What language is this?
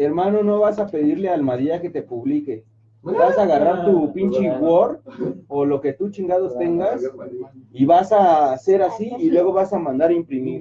Spanish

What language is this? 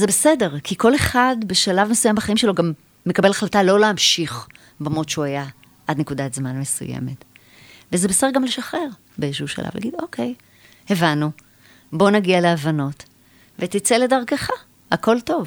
Hebrew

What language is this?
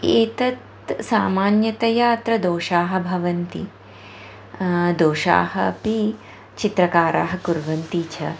Sanskrit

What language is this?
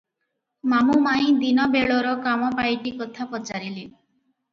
Odia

